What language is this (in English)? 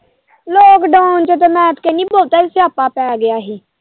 Punjabi